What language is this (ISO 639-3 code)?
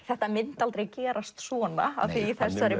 isl